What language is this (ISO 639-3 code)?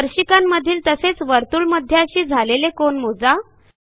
mar